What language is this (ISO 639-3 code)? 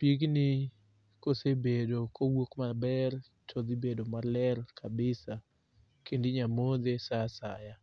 luo